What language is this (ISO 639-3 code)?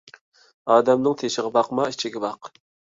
uig